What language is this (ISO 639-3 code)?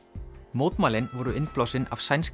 isl